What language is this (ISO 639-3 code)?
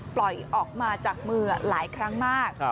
tha